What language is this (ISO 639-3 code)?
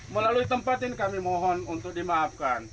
ind